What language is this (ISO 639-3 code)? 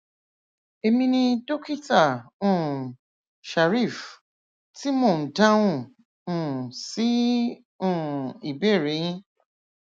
yor